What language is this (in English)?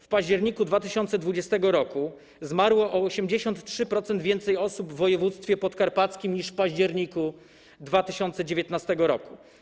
Polish